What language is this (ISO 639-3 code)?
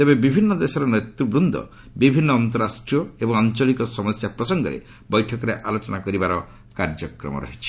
ori